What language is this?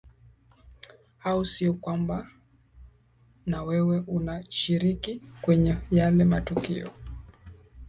Swahili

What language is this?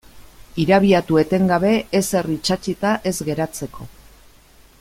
Basque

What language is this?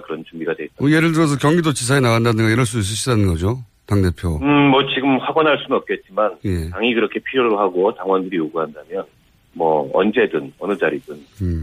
Korean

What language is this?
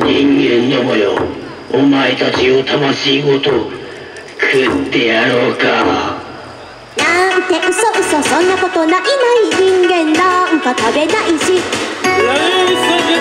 Japanese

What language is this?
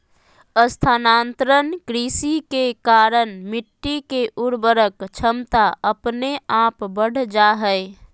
Magahi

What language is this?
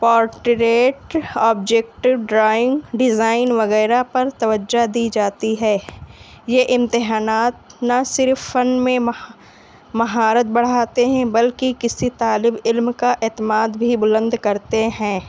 Urdu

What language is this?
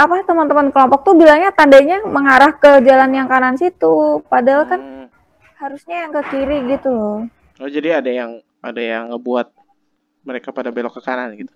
Indonesian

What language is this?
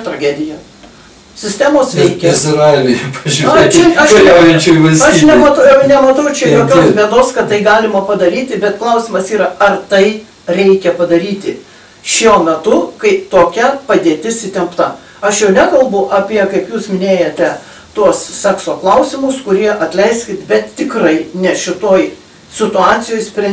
Lithuanian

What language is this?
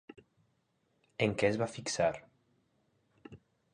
Catalan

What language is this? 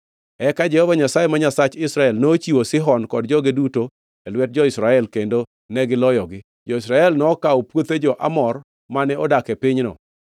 Luo (Kenya and Tanzania)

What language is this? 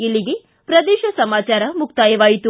Kannada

